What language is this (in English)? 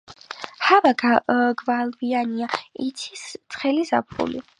Georgian